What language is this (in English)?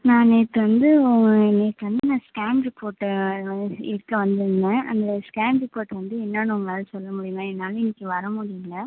Tamil